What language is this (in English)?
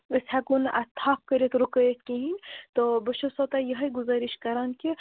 Kashmiri